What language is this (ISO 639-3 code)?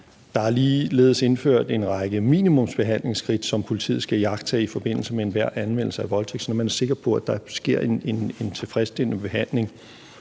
dan